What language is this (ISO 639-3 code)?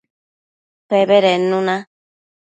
mcf